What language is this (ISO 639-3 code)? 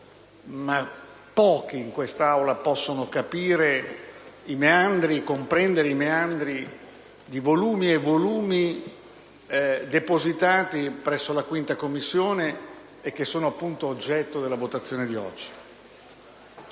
ita